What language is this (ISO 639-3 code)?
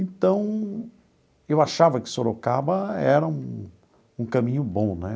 por